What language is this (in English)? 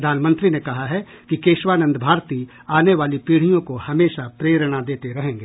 Hindi